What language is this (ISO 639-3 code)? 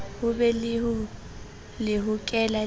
sot